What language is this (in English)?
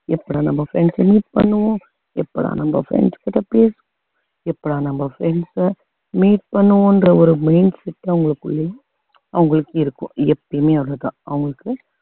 Tamil